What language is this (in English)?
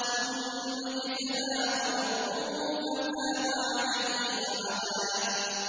Arabic